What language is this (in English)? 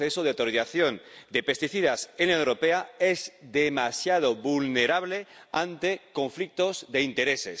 Spanish